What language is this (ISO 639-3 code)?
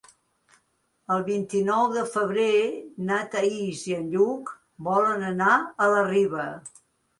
cat